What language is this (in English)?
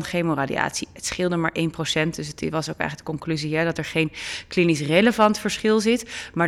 Dutch